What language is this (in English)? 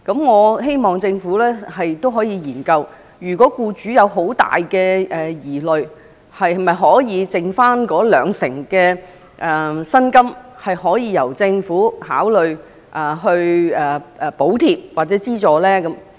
Cantonese